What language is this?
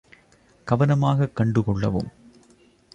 Tamil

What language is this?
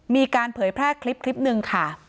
Thai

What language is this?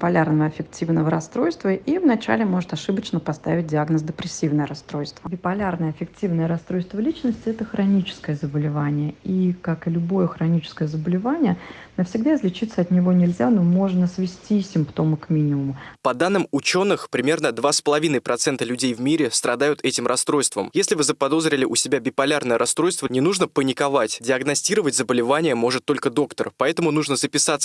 Russian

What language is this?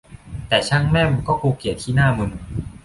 Thai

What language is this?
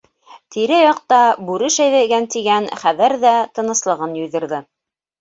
Bashkir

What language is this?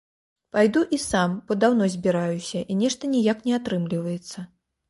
Belarusian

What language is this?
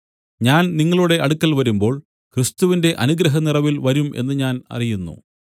Malayalam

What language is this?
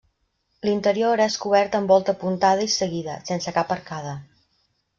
Catalan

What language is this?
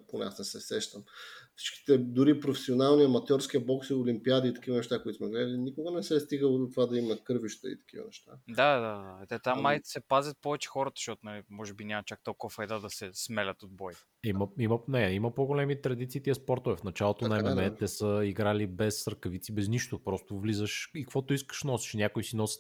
Bulgarian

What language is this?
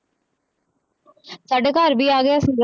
Punjabi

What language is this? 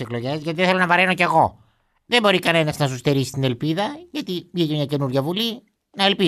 Greek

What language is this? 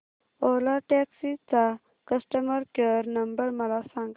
Marathi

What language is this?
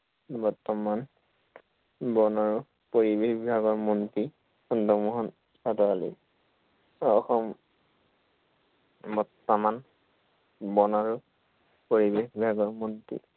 Assamese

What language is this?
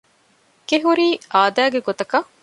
Divehi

